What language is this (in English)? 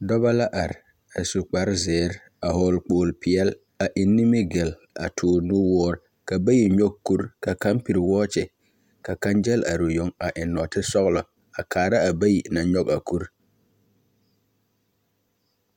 Southern Dagaare